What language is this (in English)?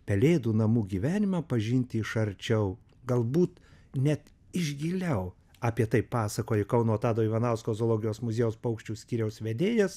Lithuanian